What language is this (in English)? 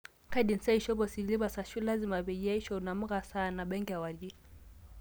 Masai